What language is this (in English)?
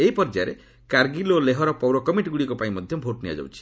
Odia